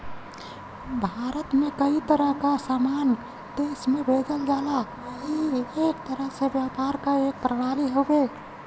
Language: Bhojpuri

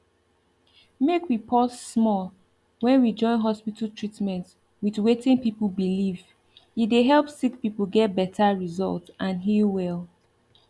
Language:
Nigerian Pidgin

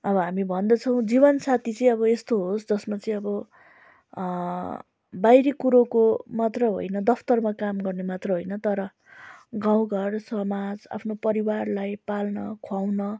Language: Nepali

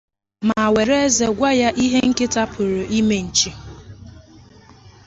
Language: Igbo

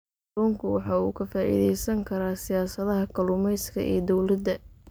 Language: Somali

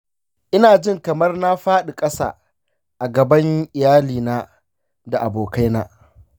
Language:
Hausa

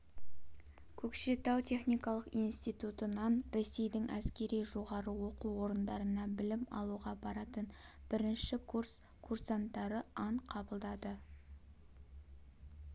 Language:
Kazakh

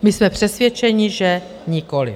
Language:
Czech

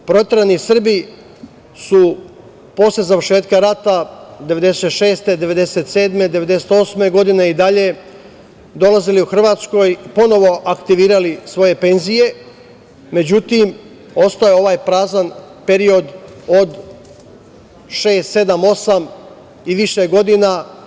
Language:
Serbian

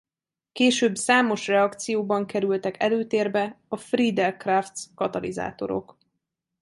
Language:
Hungarian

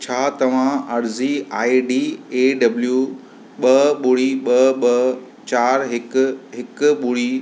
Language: Sindhi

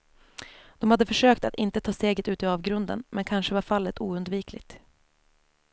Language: Swedish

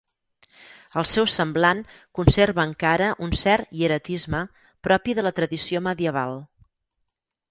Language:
Catalan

